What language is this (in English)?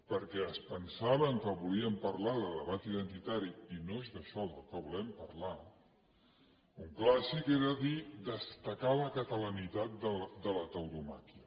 Catalan